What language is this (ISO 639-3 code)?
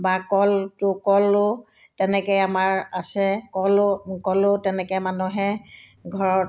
asm